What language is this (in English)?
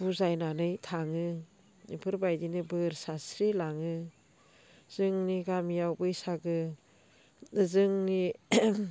Bodo